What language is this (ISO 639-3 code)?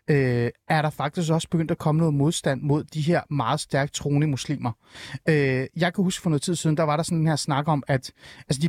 dan